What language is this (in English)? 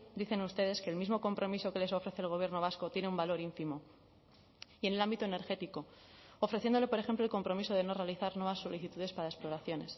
Spanish